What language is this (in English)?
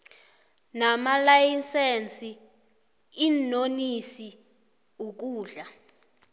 South Ndebele